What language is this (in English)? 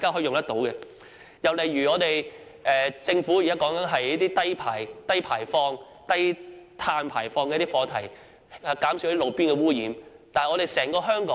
Cantonese